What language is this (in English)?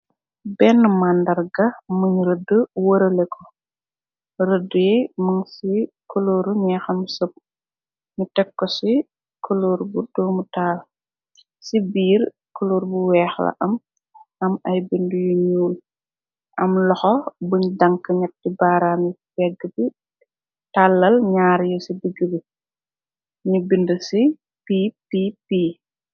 Wolof